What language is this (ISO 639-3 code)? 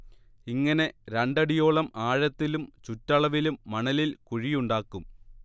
mal